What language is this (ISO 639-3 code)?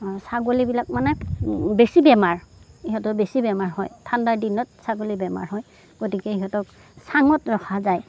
asm